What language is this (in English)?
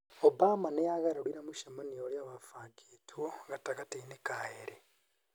Kikuyu